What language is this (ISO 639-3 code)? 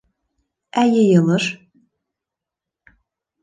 bak